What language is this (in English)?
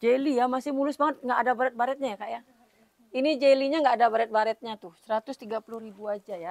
Indonesian